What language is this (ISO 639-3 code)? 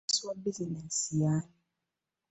lug